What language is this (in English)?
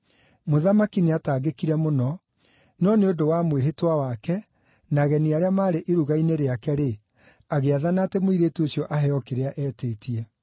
Kikuyu